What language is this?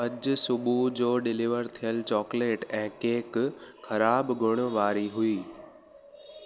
Sindhi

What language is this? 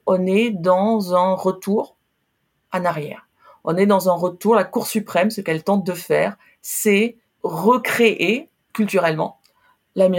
French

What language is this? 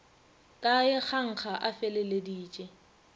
Northern Sotho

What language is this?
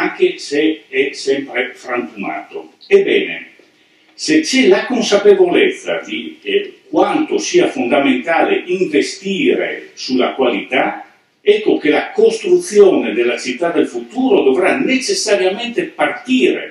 Italian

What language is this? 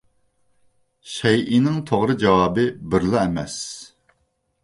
Uyghur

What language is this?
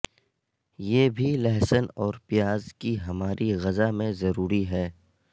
Urdu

